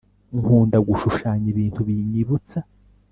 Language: Kinyarwanda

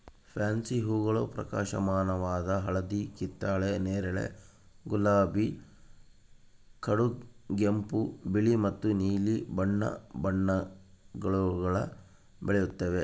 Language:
Kannada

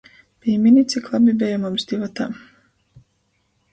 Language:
Latgalian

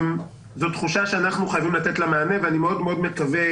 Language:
Hebrew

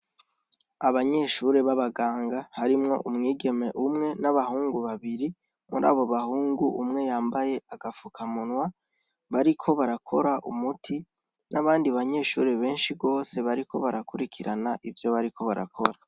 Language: Rundi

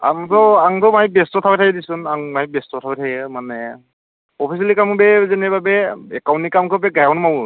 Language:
Bodo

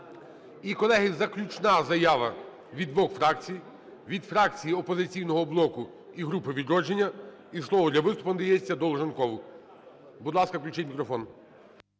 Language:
Ukrainian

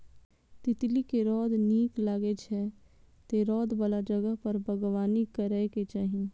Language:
Maithili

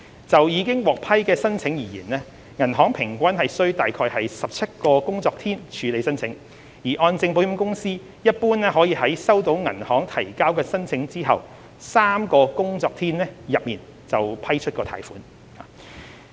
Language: Cantonese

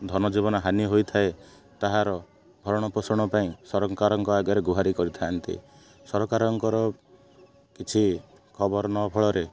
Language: Odia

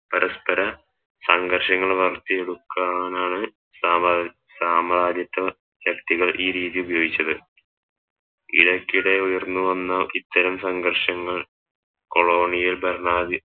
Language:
Malayalam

